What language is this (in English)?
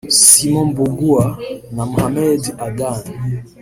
Kinyarwanda